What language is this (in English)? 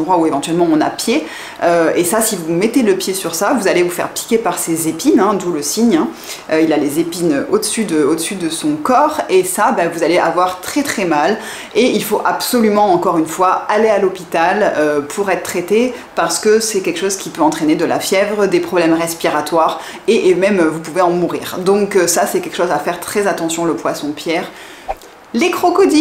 French